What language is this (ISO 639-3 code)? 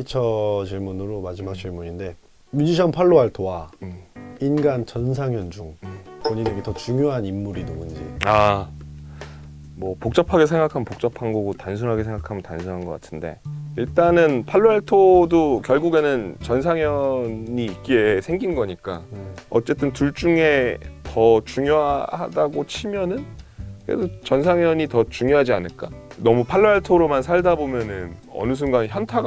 kor